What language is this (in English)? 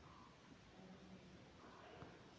Marathi